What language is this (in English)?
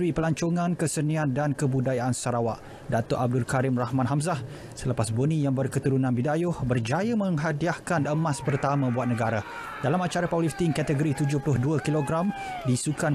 Malay